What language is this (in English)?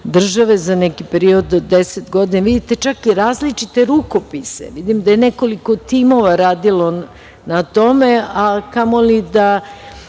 Serbian